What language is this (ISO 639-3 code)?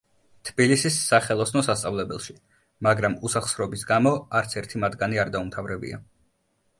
kat